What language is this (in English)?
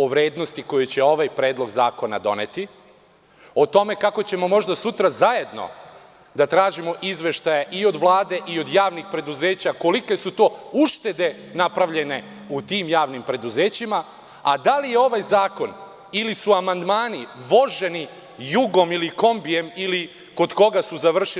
Serbian